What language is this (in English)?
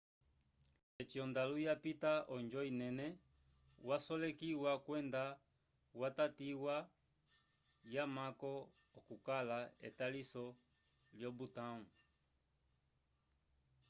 Umbundu